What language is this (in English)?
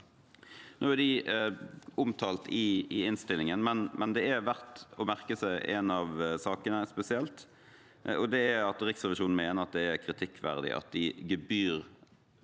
Norwegian